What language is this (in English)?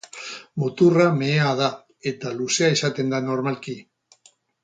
Basque